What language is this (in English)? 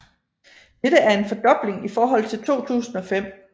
Danish